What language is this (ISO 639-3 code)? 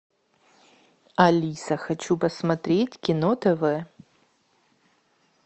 rus